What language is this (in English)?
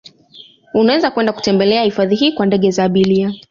Swahili